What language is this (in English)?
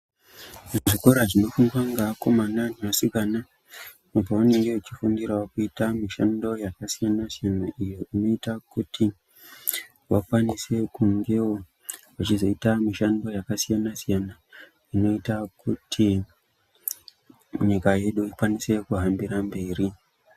Ndau